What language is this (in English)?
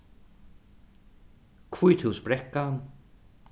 Faroese